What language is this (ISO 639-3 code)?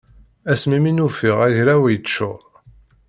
kab